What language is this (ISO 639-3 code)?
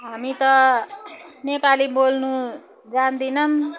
nep